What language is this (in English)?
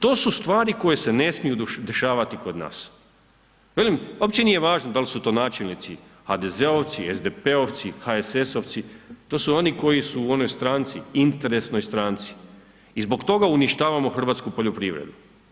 Croatian